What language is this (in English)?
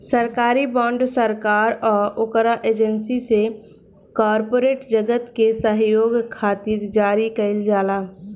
Bhojpuri